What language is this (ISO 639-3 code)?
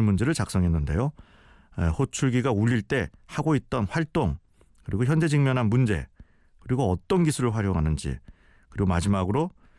kor